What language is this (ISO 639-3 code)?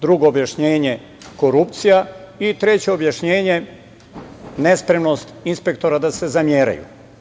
srp